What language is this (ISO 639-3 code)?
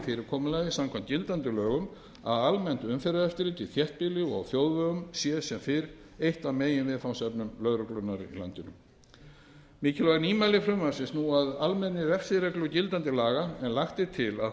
isl